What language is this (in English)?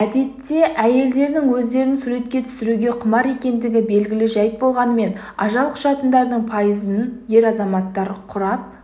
Kazakh